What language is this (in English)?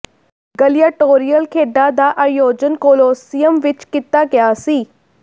Punjabi